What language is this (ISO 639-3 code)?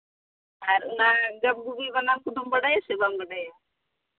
sat